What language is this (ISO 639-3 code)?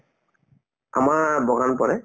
asm